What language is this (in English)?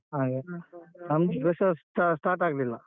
Kannada